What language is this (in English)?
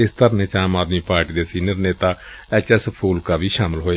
Punjabi